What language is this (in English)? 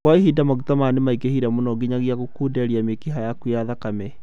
Kikuyu